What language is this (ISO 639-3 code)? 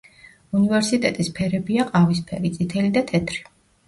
kat